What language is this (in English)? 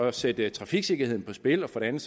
Danish